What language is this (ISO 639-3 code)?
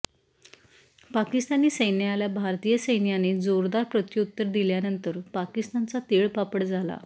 mar